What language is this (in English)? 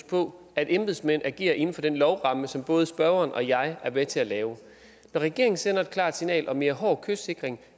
Danish